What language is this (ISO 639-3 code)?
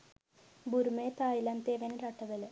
sin